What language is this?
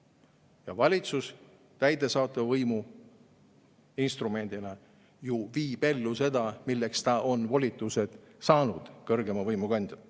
Estonian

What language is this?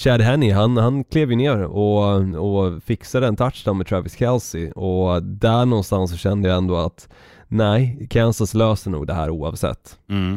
Swedish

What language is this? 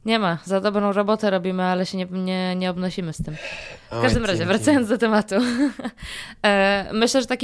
Polish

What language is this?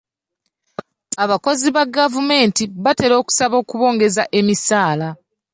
Ganda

